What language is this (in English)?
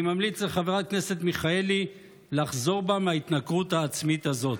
Hebrew